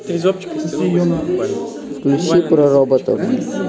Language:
Russian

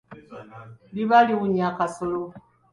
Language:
Ganda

